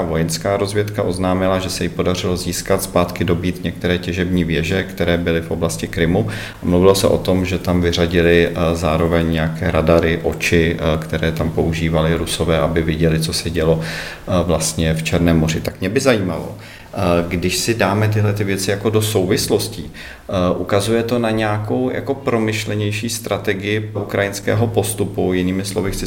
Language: Czech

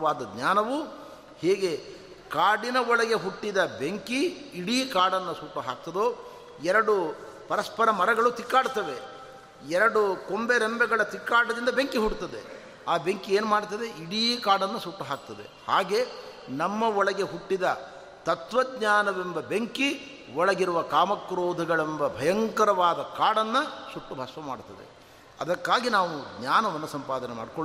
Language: Kannada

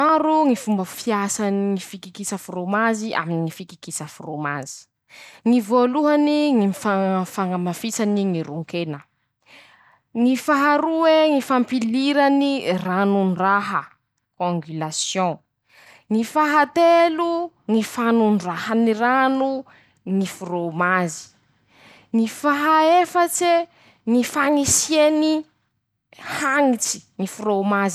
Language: Masikoro Malagasy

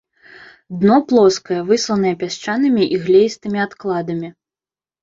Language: Belarusian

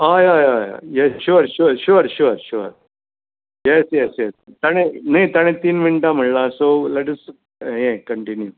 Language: Konkani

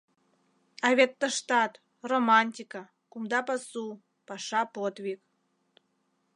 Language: Mari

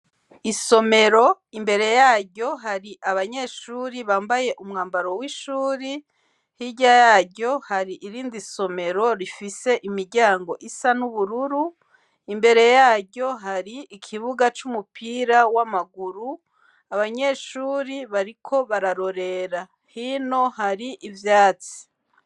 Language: Rundi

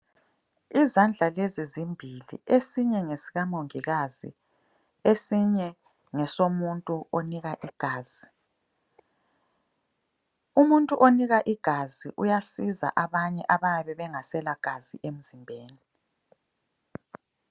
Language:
North Ndebele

